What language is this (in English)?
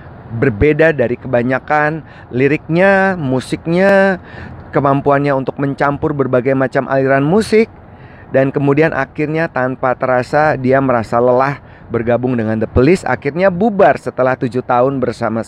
Indonesian